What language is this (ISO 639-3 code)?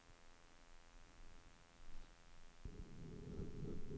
nor